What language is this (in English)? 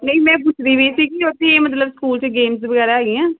Punjabi